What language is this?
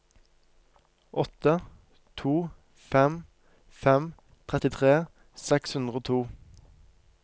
Norwegian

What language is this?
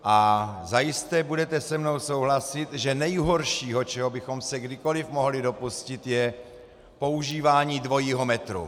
Czech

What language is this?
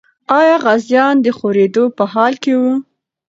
Pashto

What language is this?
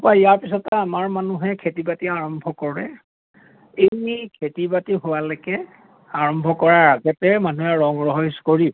Assamese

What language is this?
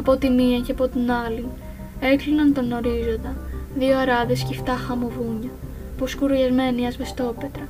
Greek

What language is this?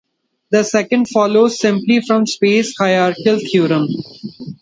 English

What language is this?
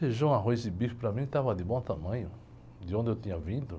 Portuguese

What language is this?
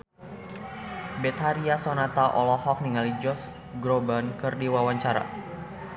Sundanese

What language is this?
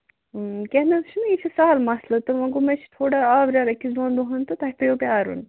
Kashmiri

